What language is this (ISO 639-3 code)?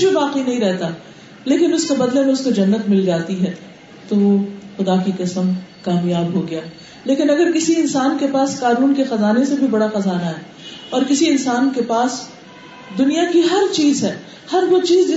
urd